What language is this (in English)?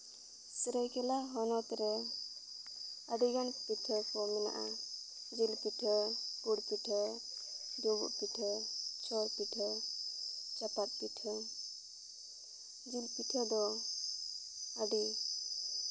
Santali